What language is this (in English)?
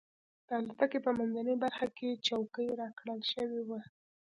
Pashto